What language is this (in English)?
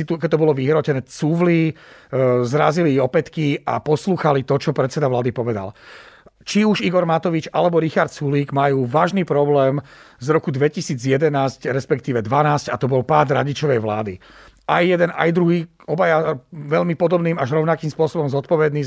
Slovak